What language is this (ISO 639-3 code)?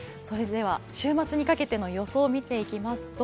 jpn